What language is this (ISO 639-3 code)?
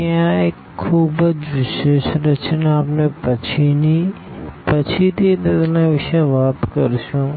guj